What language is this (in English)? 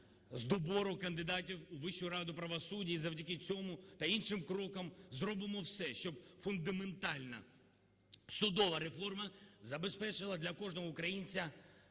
Ukrainian